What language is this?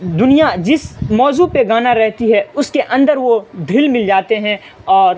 Urdu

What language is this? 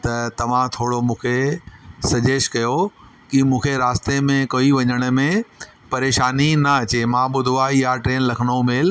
Sindhi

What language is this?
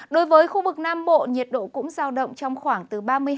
Vietnamese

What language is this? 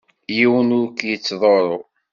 Kabyle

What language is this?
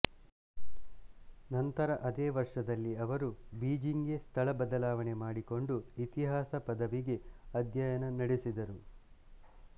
Kannada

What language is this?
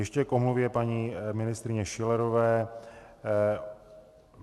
Czech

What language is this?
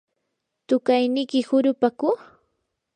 Yanahuanca Pasco Quechua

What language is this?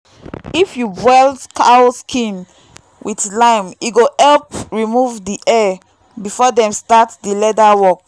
Nigerian Pidgin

